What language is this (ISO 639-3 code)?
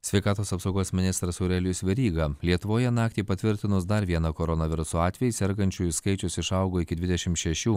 lit